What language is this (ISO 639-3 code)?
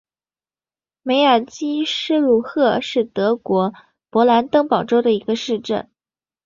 zho